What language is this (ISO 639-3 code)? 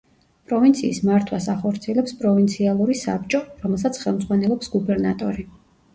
kat